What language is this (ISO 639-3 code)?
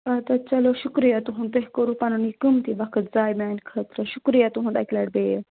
kas